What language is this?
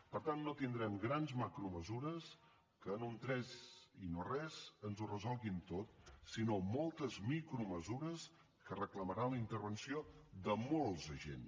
Catalan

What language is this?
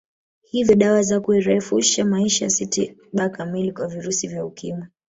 Swahili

